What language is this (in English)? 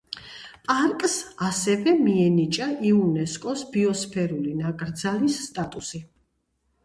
Georgian